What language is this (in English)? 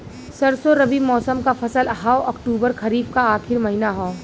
Bhojpuri